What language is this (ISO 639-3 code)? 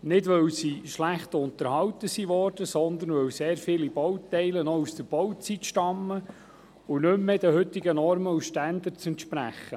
gsw